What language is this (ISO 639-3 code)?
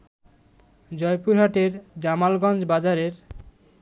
ben